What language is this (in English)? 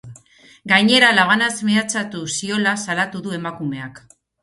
Basque